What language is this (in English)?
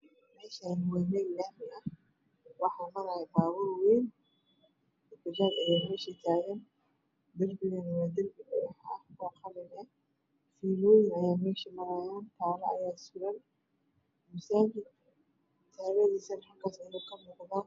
Somali